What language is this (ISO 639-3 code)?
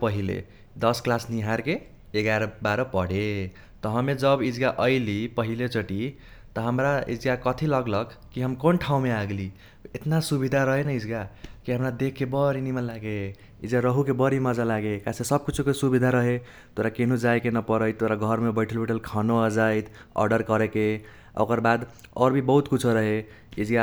thq